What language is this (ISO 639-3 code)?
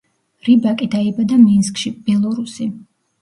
kat